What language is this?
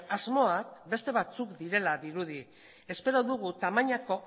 Basque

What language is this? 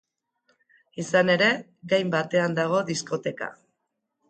Basque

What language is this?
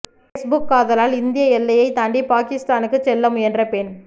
Tamil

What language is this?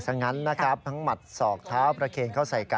Thai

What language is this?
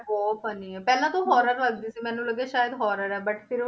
Punjabi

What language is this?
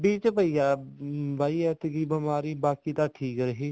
Punjabi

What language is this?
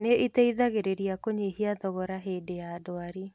Kikuyu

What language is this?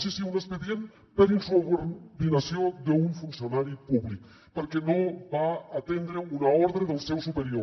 Catalan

